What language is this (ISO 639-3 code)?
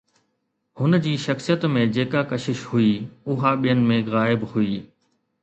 snd